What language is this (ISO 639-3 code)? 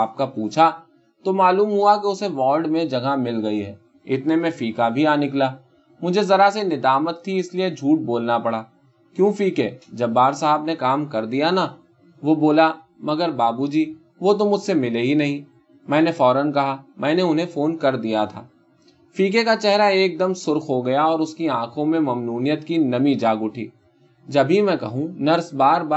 urd